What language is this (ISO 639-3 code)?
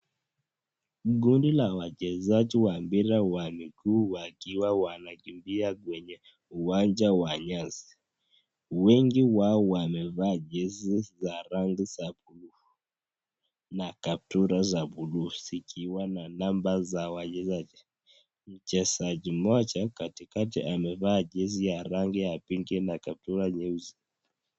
swa